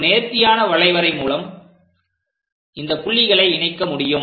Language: Tamil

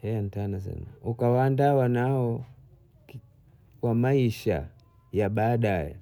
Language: Bondei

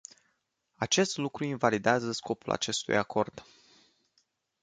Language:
Romanian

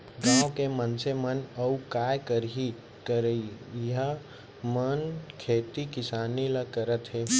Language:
Chhattisgarhi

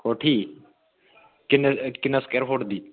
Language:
Dogri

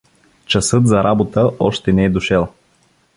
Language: Bulgarian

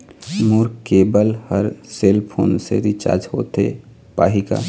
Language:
Chhattisgarhi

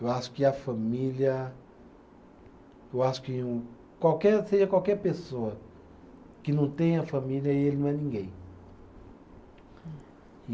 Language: Portuguese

